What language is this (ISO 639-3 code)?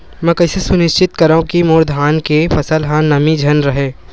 hne